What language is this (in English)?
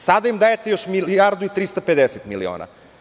Serbian